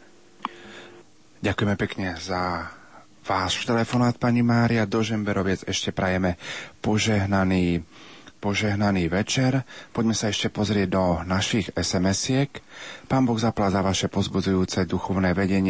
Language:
Slovak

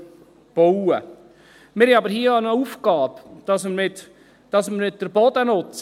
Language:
Swiss German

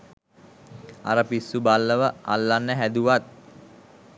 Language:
Sinhala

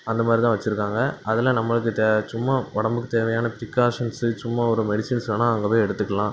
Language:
Tamil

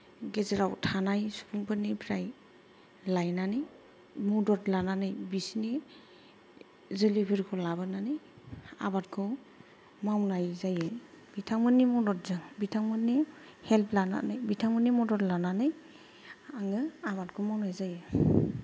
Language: Bodo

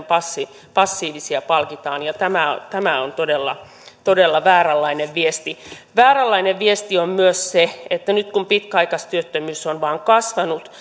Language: Finnish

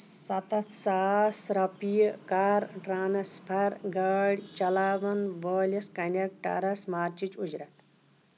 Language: Kashmiri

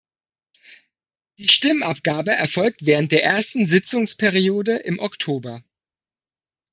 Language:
German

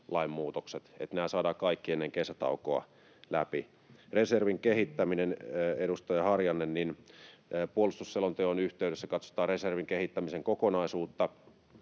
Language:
Finnish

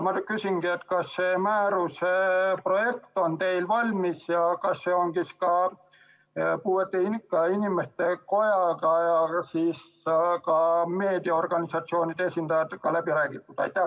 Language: Estonian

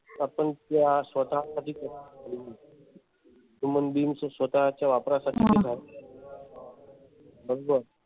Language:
Marathi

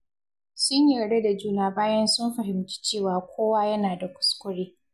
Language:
Hausa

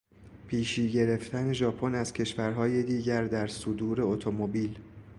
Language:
Persian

